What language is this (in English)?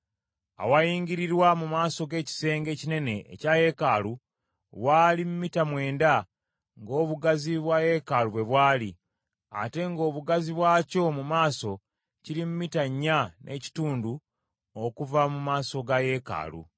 Ganda